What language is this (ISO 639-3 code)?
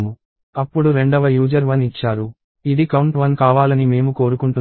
tel